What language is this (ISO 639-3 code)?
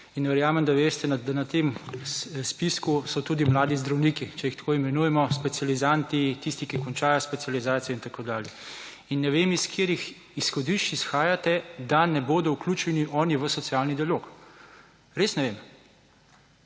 slv